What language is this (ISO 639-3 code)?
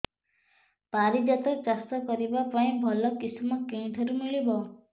ori